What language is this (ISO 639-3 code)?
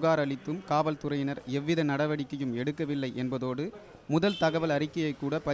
hin